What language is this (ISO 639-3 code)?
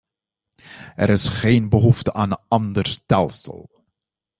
nld